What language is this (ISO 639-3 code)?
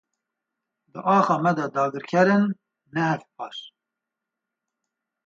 kur